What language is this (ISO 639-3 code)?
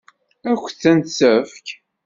kab